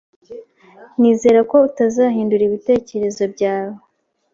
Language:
Kinyarwanda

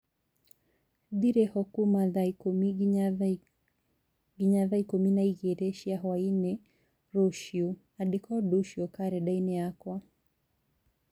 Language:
Kikuyu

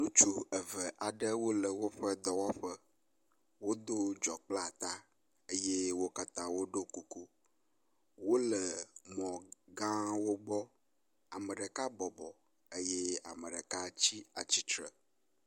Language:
Ewe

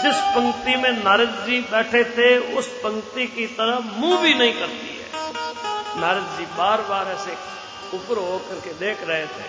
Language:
Hindi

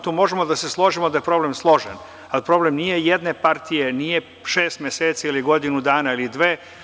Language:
Serbian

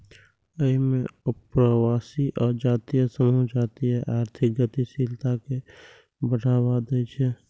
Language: Maithili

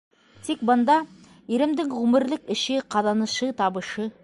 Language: Bashkir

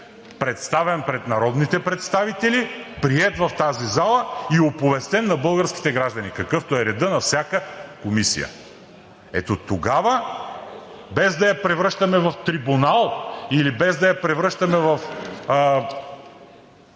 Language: Bulgarian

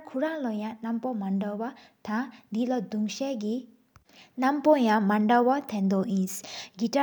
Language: Sikkimese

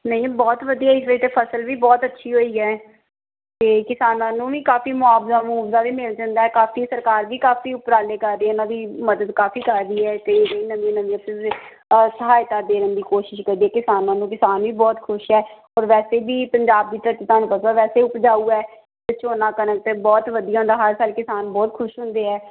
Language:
Punjabi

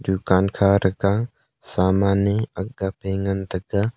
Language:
Wancho Naga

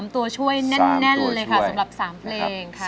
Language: Thai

